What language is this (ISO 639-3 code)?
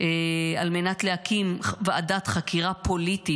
heb